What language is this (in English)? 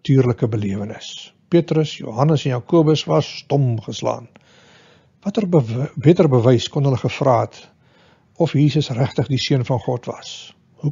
Dutch